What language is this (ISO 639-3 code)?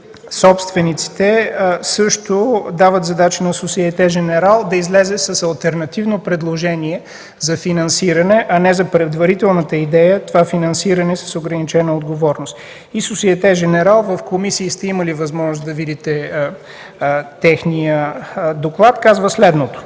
bul